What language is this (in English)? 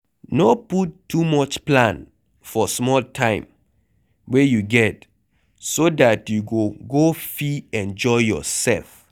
Nigerian Pidgin